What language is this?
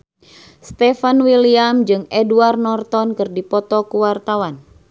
Sundanese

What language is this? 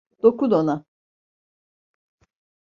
Turkish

